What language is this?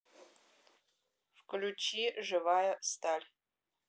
Russian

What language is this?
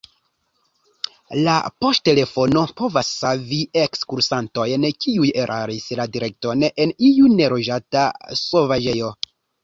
Esperanto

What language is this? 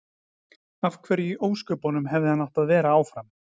Icelandic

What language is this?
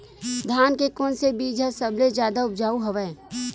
Chhattisgarhi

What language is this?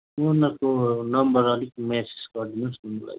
Nepali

